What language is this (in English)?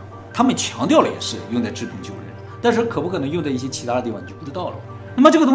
Chinese